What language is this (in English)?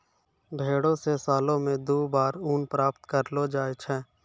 Maithili